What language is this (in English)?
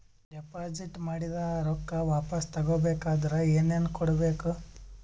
Kannada